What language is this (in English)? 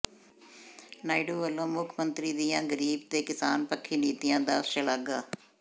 Punjabi